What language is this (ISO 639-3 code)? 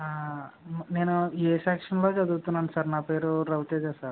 tel